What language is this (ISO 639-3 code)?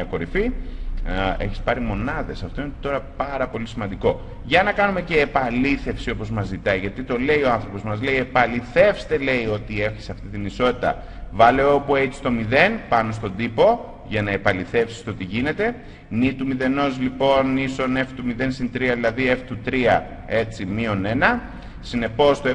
ell